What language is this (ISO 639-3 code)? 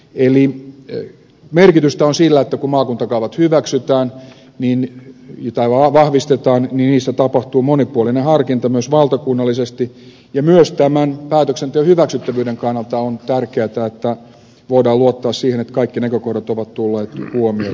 fin